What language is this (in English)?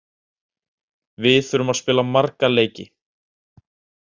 Icelandic